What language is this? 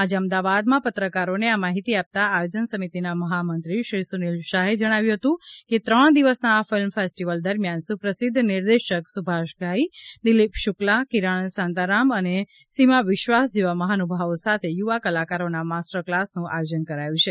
Gujarati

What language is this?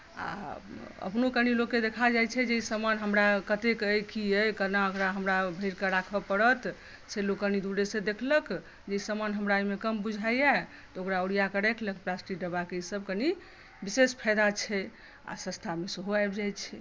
Maithili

